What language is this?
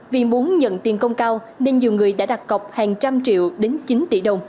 Vietnamese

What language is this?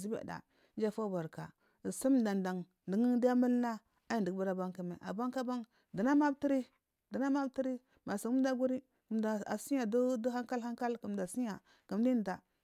Marghi South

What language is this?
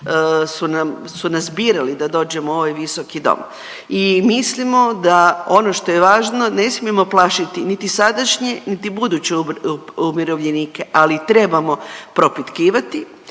Croatian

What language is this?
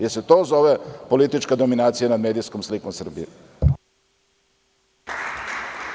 Serbian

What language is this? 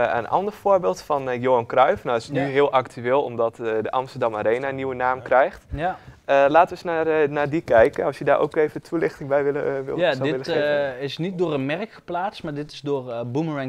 Dutch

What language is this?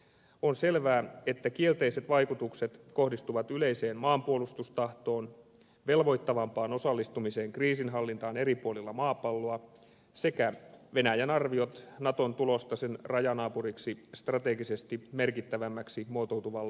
Finnish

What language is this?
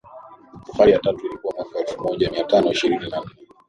Swahili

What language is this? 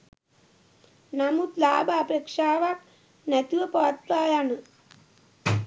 Sinhala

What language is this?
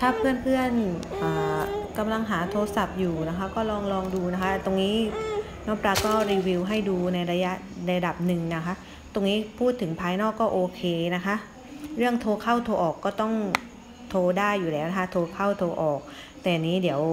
Thai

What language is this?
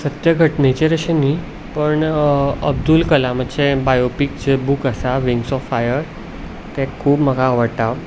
Konkani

